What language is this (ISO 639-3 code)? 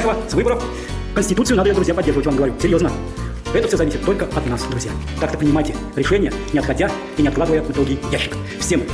rus